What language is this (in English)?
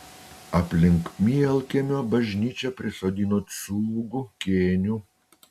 Lithuanian